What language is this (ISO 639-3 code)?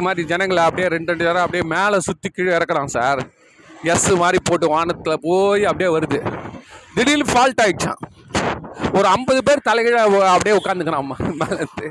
tam